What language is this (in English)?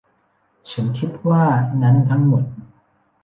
Thai